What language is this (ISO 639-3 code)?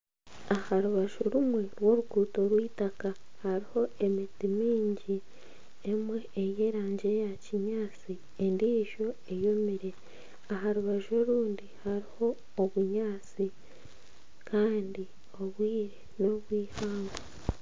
nyn